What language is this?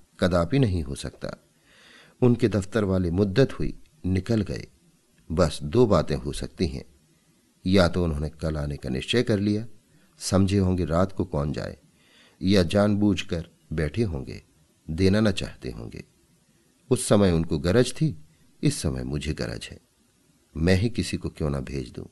Hindi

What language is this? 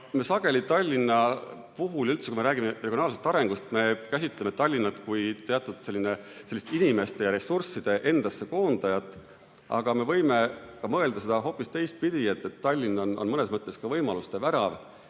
Estonian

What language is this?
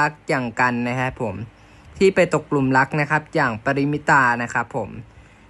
Thai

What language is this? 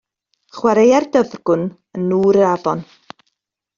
Welsh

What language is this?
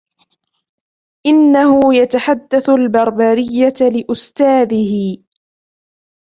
Arabic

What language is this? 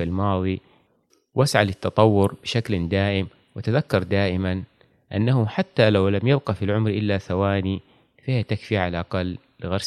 Arabic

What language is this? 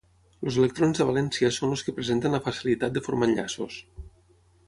Catalan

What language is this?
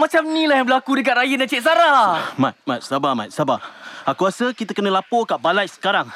Malay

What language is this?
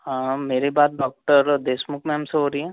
Hindi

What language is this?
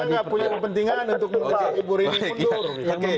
Indonesian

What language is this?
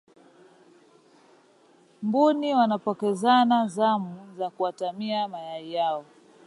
Swahili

